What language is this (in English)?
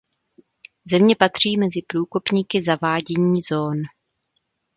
Czech